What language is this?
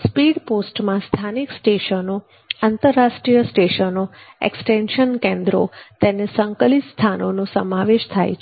Gujarati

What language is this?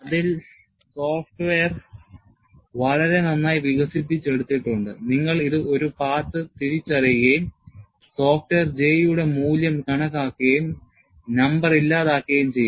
Malayalam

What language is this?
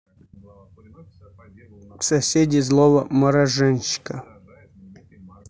Russian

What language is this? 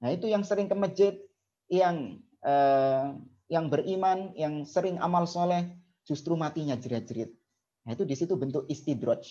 Indonesian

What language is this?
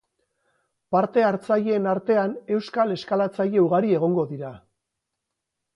Basque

